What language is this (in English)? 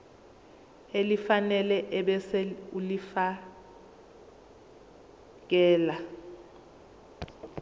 Zulu